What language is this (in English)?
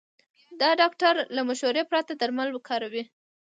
Pashto